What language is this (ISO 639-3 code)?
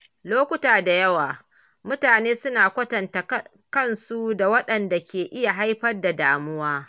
hau